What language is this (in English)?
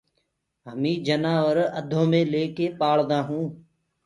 Gurgula